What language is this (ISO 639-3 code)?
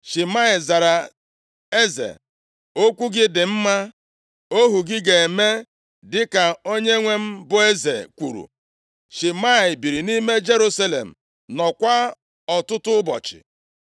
ibo